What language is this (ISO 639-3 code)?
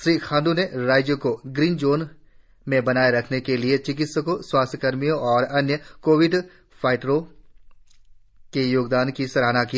hin